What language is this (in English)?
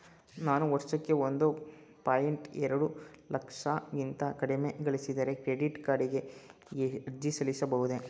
Kannada